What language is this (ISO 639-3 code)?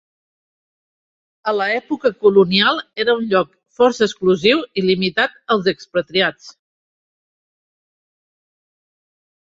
cat